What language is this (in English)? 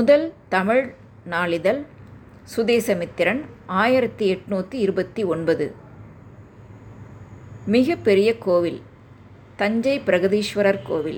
Tamil